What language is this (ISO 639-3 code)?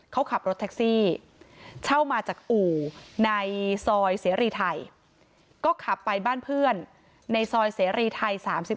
tha